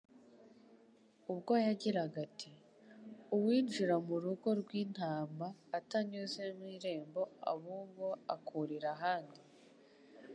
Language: Kinyarwanda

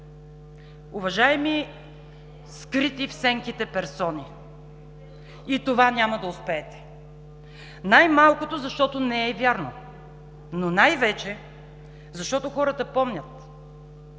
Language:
Bulgarian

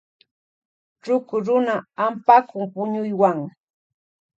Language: Loja Highland Quichua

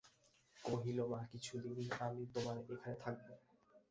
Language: Bangla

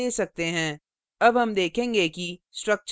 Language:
Hindi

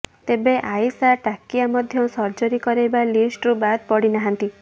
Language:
Odia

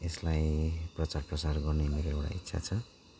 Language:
Nepali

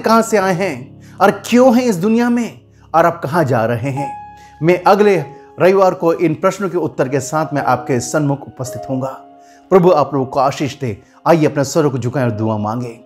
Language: Hindi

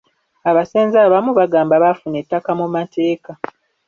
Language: Ganda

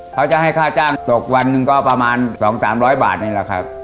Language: Thai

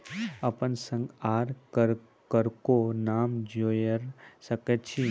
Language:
Maithili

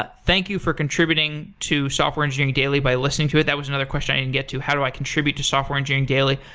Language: English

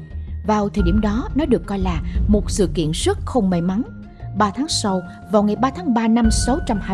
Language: Vietnamese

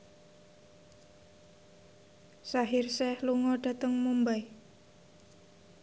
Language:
Javanese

